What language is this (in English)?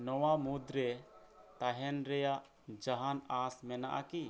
Santali